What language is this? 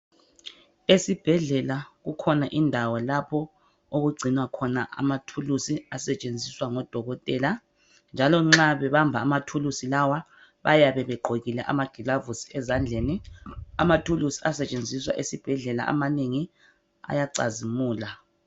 North Ndebele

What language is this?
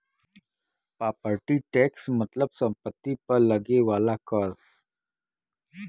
Bhojpuri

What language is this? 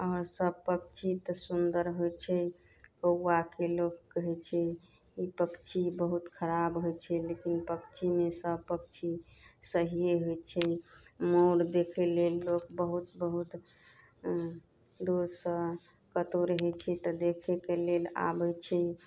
Maithili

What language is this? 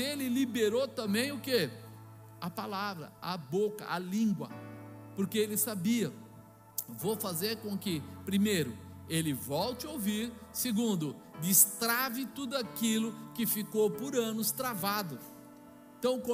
Portuguese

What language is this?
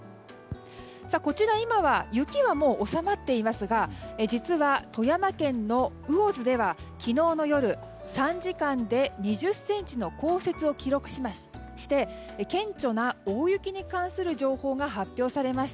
Japanese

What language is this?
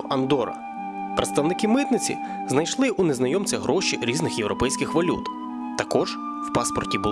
Ukrainian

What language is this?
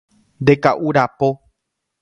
Guarani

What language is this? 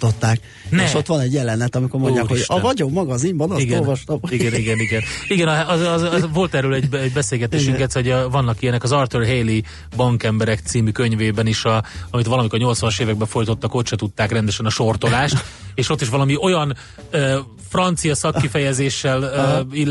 Hungarian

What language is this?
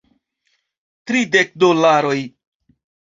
Esperanto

